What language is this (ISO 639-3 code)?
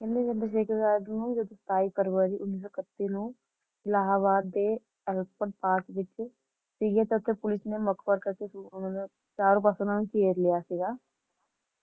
pan